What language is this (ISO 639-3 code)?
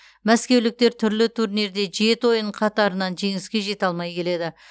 kaz